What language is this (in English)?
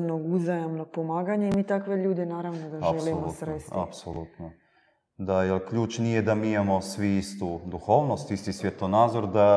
Croatian